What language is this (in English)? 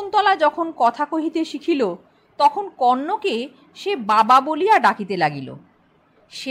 Bangla